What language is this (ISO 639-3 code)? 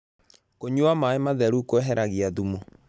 kik